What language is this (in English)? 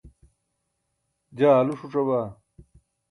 Burushaski